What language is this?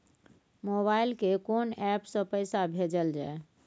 Maithili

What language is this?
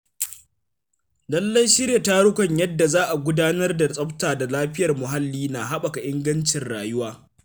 Hausa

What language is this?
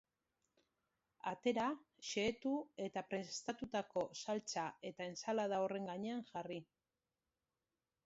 Basque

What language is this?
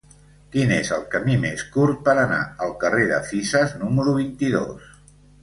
Catalan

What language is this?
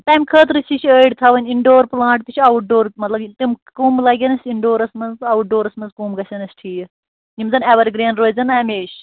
Kashmiri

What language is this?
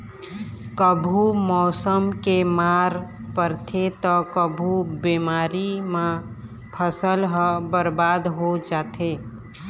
Chhattisgarhi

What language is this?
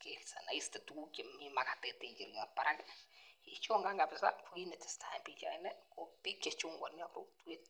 Kalenjin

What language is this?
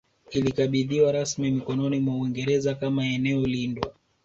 Swahili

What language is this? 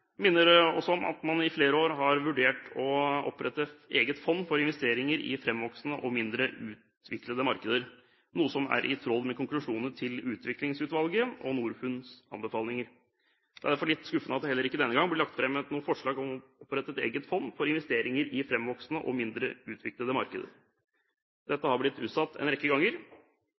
Norwegian Bokmål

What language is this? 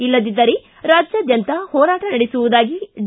Kannada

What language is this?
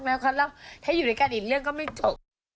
Thai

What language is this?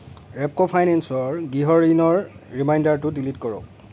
Assamese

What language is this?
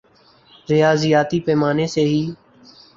Urdu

